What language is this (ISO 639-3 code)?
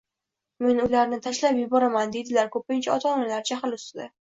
uzb